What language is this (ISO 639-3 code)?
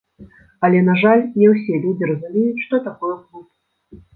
bel